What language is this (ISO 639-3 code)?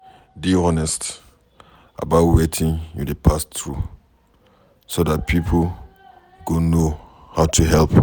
pcm